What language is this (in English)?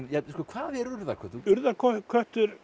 Icelandic